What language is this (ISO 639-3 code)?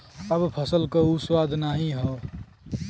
bho